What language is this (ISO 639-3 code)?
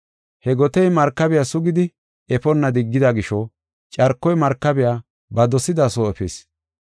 gof